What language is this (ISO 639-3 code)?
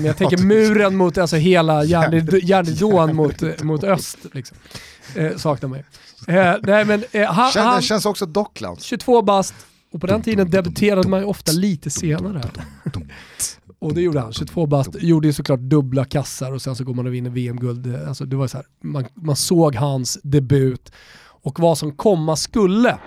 swe